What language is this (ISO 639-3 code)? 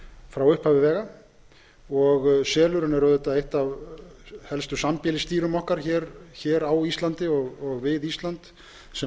isl